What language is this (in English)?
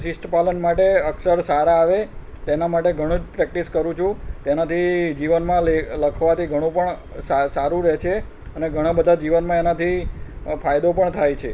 Gujarati